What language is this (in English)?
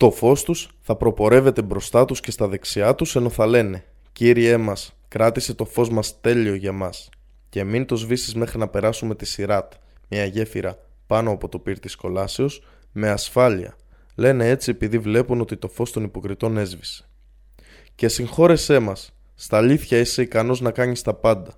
Greek